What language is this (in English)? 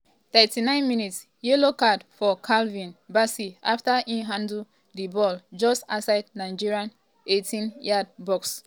Nigerian Pidgin